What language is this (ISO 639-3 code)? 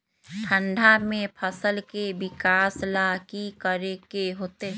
mag